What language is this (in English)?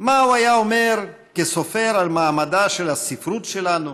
Hebrew